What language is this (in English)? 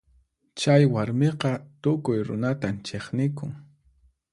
Puno Quechua